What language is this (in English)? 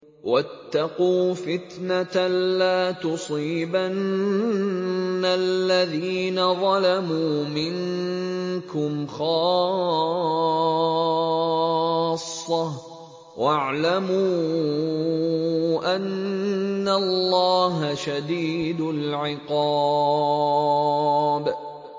Arabic